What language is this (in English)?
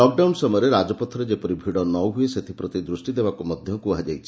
Odia